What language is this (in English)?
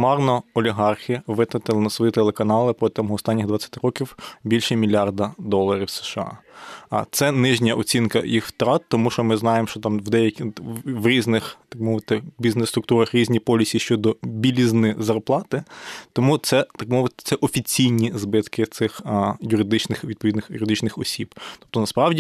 Ukrainian